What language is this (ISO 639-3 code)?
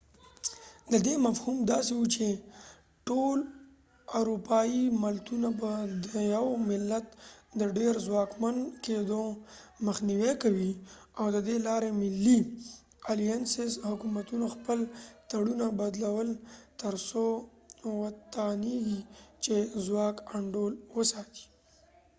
pus